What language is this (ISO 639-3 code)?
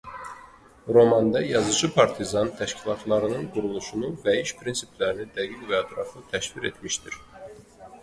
aze